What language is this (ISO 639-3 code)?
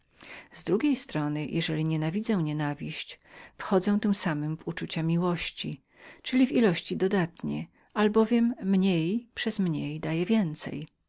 pol